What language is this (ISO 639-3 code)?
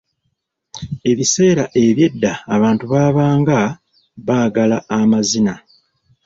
lug